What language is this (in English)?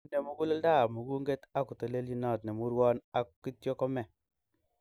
Kalenjin